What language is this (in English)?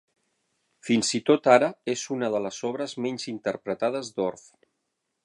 Catalan